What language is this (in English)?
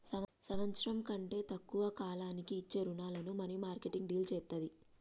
Telugu